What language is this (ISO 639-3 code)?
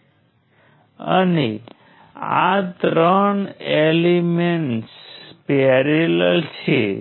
guj